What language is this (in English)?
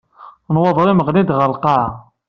Kabyle